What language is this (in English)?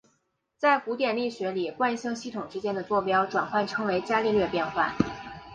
Chinese